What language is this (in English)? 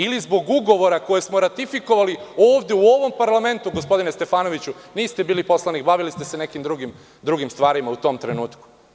Serbian